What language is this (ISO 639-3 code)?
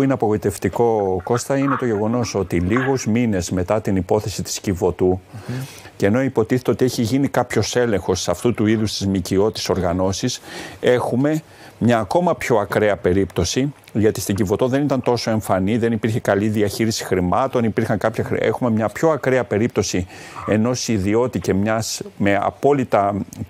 ell